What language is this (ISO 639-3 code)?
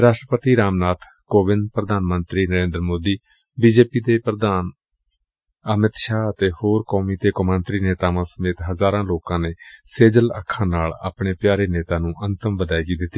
pan